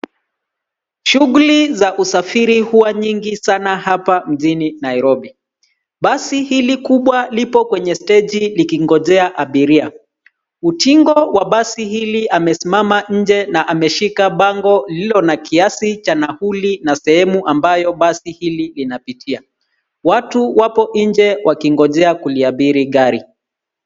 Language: Swahili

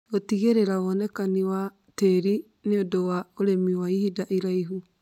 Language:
Kikuyu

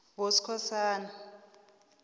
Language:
South Ndebele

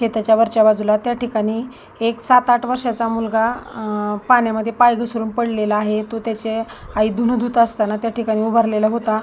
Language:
Marathi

